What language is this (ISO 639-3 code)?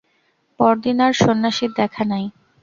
ben